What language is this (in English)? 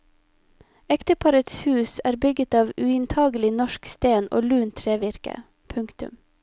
Norwegian